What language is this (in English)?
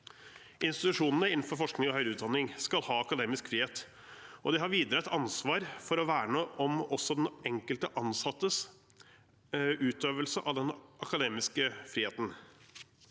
Norwegian